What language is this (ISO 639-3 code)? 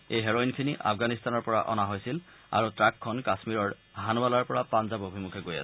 asm